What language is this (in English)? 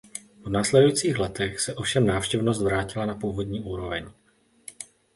Czech